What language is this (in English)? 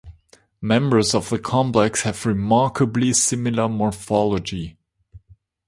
English